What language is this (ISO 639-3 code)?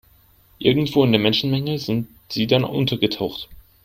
deu